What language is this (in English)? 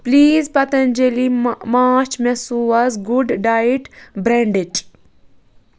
Kashmiri